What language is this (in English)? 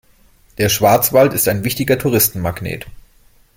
German